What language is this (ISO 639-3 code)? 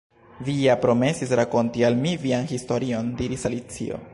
epo